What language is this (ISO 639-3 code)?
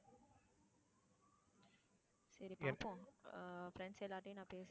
tam